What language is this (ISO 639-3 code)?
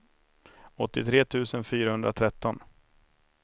swe